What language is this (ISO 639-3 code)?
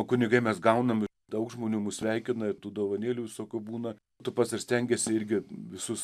lit